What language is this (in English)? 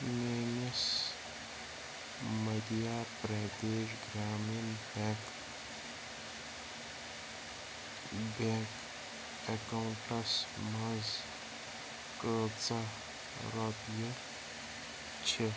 Kashmiri